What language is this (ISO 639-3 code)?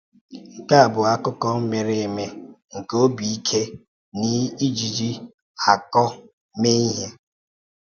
ibo